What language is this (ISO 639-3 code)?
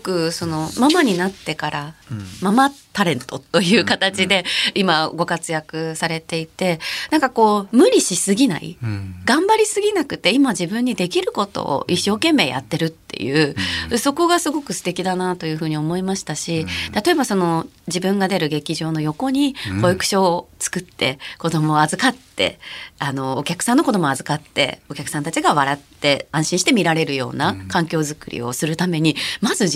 jpn